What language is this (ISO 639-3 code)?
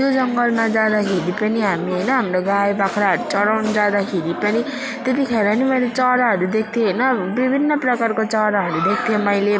nep